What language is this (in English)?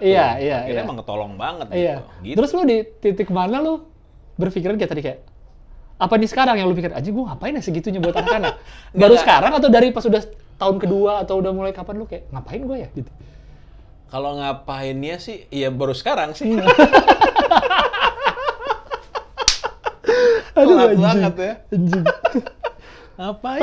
Indonesian